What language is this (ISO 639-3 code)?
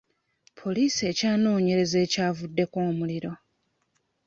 lug